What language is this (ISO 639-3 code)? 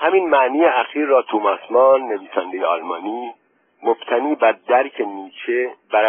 fas